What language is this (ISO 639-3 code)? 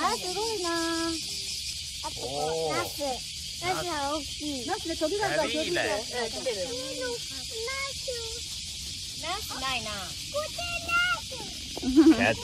jpn